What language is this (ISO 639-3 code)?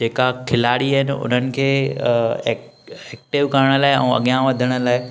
snd